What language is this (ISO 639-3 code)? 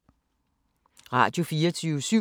dan